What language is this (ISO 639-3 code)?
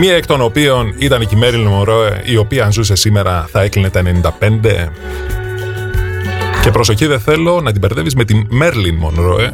ell